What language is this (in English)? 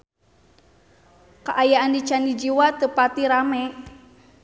Sundanese